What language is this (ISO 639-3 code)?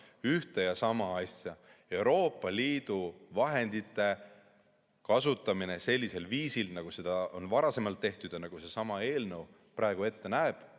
est